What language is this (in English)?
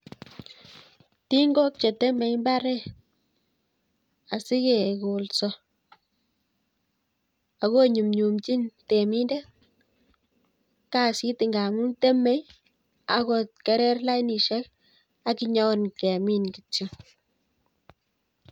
Kalenjin